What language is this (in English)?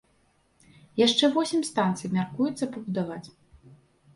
Belarusian